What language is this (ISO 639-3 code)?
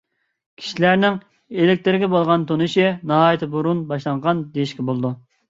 uig